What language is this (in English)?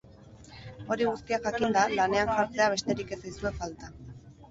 Basque